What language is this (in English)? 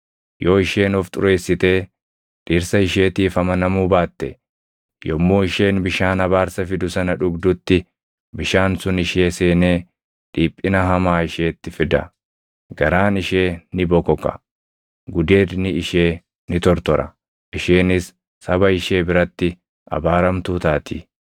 Oromo